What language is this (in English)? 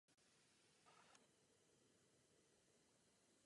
Czech